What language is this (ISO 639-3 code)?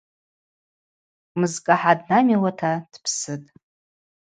abq